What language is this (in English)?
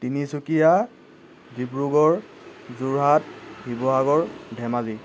Assamese